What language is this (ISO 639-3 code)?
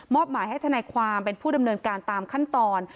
tha